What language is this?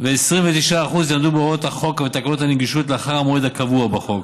Hebrew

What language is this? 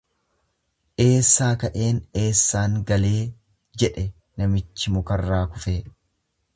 Oromo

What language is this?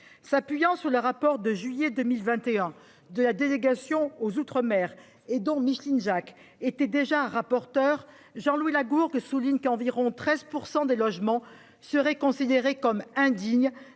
French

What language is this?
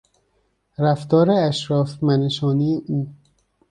Persian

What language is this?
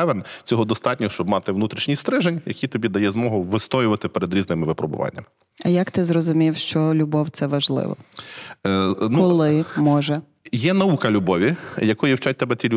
Ukrainian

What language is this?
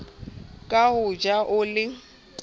Southern Sotho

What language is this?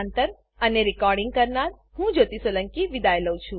Gujarati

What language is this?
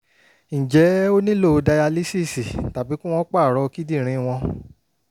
Yoruba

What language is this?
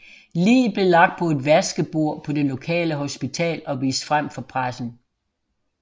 Danish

